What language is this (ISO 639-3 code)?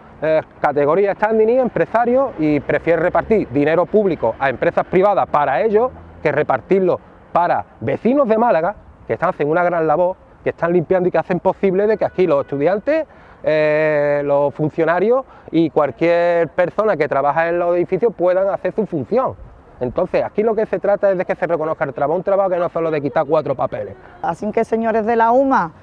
spa